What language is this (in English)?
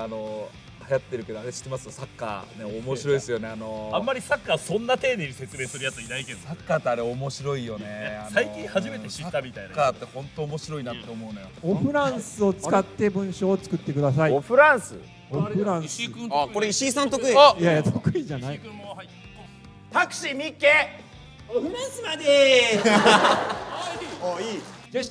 Japanese